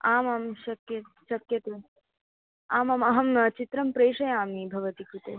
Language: Sanskrit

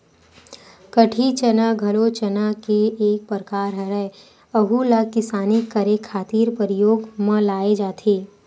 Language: Chhattisgarhi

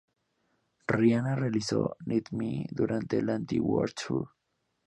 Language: Spanish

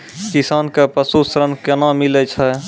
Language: Maithili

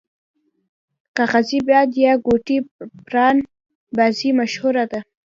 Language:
Pashto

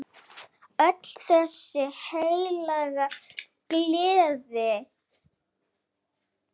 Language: Icelandic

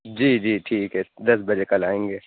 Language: Urdu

